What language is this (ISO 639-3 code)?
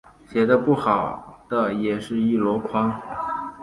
zho